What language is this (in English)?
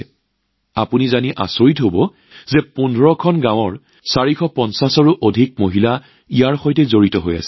Assamese